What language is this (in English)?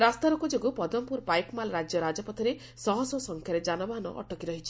Odia